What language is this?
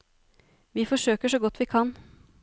Norwegian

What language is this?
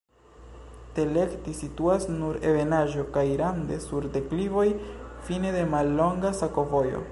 Esperanto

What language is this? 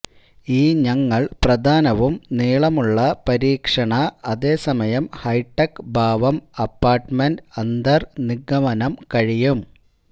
Malayalam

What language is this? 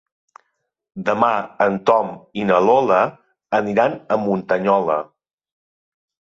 Catalan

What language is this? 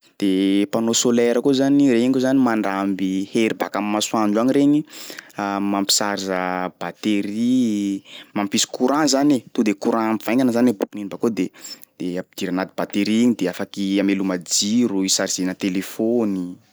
Sakalava Malagasy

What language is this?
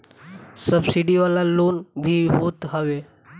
Bhojpuri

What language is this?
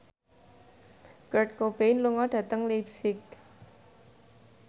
Javanese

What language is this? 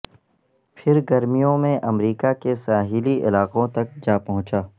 Urdu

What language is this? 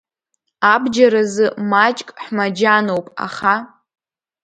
Abkhazian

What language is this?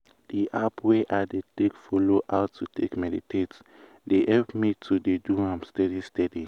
Nigerian Pidgin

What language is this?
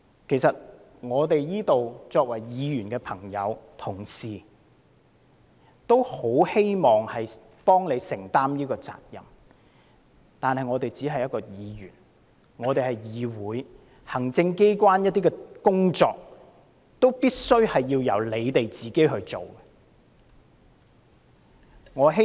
Cantonese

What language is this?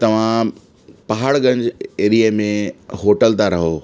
Sindhi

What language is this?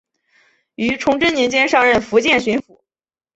Chinese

